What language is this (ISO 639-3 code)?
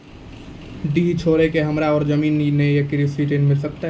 mai